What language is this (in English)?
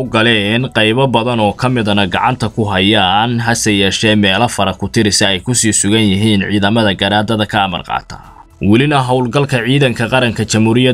Arabic